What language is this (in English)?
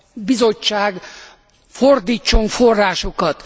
Hungarian